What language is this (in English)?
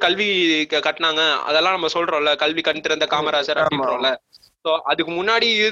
Tamil